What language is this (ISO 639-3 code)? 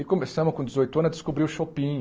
por